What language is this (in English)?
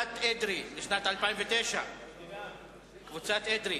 Hebrew